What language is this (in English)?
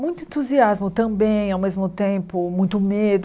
Portuguese